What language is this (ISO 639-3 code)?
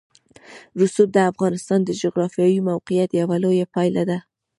pus